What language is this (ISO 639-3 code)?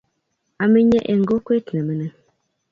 kln